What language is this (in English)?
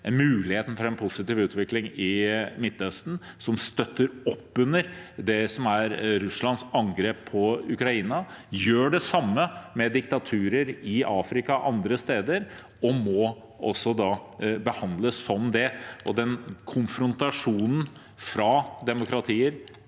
Norwegian